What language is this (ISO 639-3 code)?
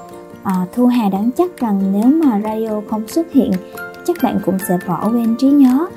vie